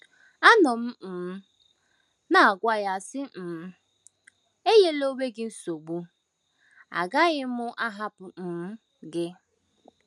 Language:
Igbo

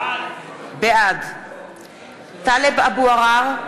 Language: Hebrew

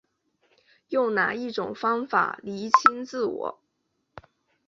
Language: Chinese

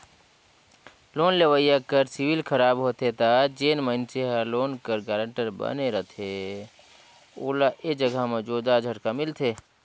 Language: Chhattisgarhi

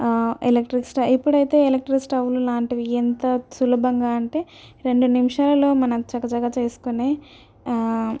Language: Telugu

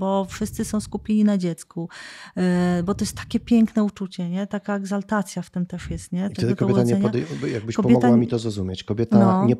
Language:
Polish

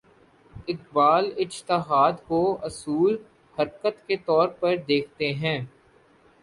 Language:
Urdu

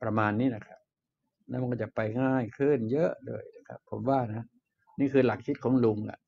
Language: Thai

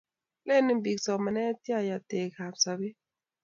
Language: Kalenjin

